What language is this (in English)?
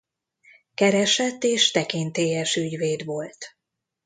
Hungarian